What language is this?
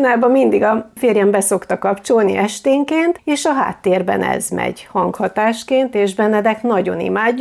Hungarian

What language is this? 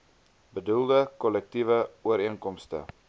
Afrikaans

